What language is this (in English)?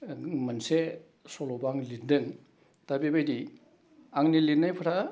Bodo